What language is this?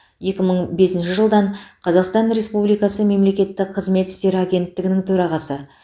Kazakh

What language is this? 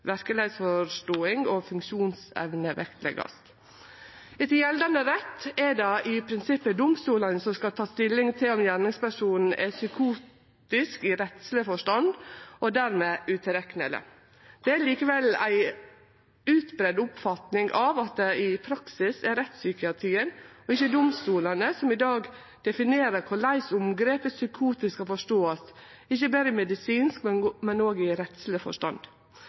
Norwegian Nynorsk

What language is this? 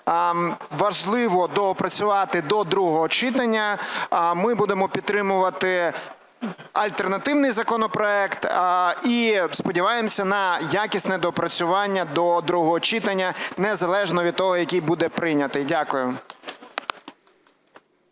Ukrainian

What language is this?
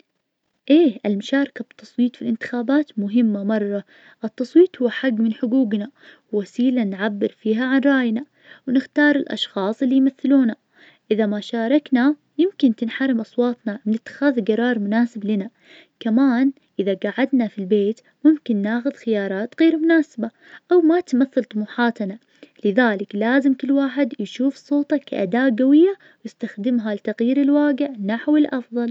Najdi Arabic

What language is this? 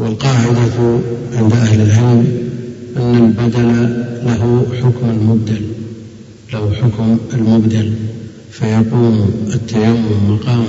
Arabic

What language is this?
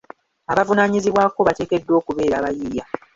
Ganda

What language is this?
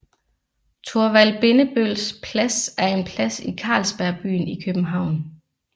Danish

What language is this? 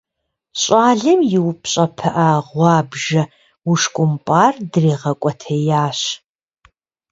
Kabardian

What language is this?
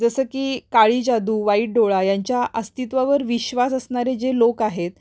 Marathi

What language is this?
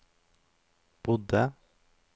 Norwegian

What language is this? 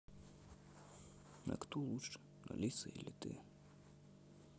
Russian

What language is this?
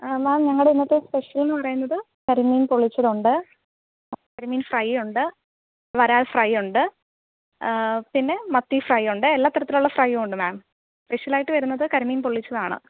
Malayalam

